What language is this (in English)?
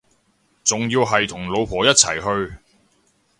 Cantonese